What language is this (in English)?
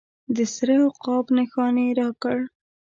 Pashto